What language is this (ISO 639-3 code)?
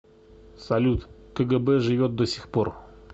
rus